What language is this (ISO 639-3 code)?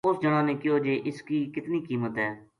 gju